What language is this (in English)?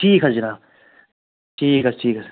Kashmiri